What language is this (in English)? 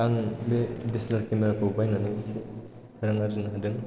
Bodo